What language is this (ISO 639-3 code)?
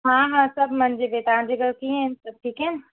snd